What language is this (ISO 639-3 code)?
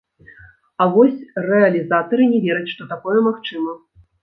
bel